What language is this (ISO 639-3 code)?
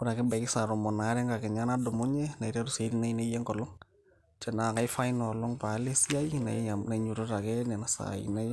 mas